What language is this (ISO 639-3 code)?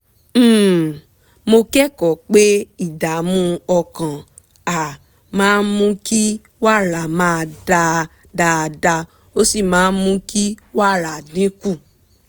yor